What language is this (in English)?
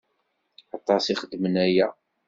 Kabyle